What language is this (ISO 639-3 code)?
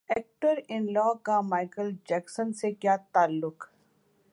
urd